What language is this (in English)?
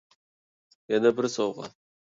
Uyghur